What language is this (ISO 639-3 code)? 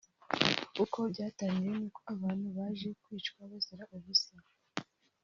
kin